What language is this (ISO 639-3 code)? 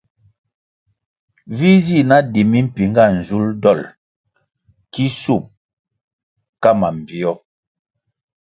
nmg